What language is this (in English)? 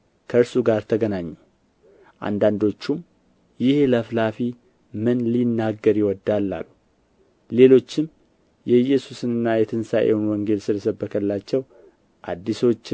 Amharic